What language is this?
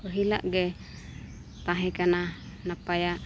Santali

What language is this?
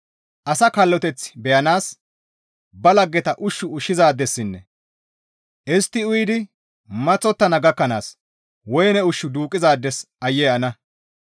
Gamo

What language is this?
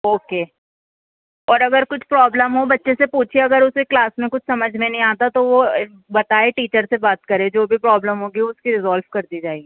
Urdu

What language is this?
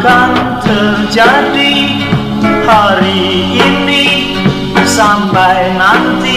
Indonesian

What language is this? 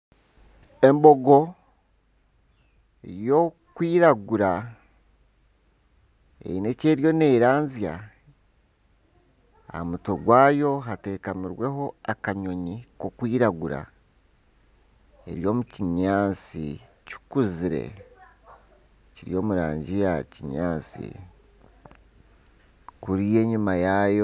Nyankole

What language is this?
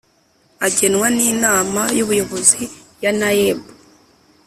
Kinyarwanda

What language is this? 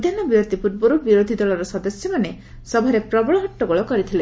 Odia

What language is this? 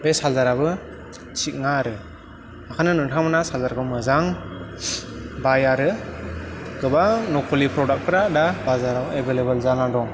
Bodo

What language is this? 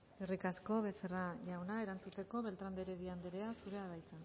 Basque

